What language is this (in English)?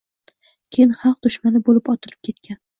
Uzbek